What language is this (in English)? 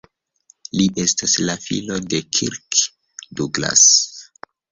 Esperanto